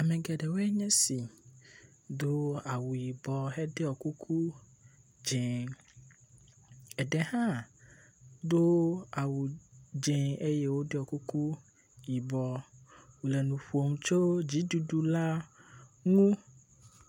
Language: Ewe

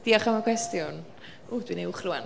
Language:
Welsh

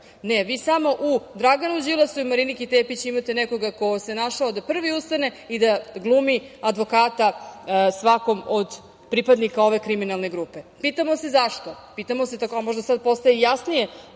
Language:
Serbian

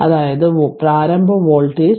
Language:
Malayalam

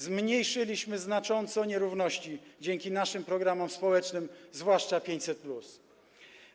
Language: Polish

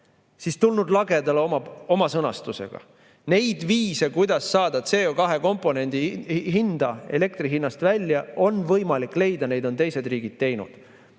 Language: Estonian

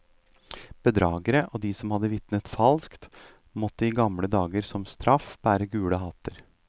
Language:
Norwegian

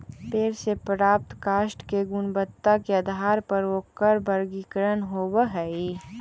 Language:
Magahi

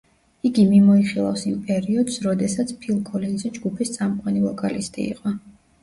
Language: Georgian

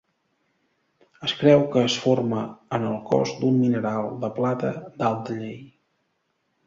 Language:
Catalan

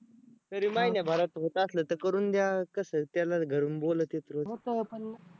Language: Marathi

